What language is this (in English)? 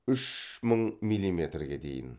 Kazakh